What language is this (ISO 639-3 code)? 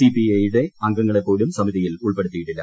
mal